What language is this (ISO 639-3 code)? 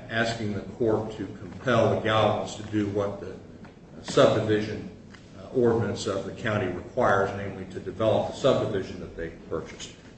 eng